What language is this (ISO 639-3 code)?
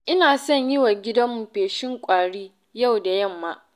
hau